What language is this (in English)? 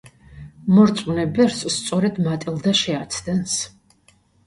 Georgian